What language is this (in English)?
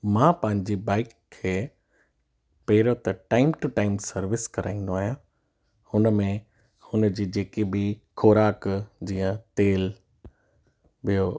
Sindhi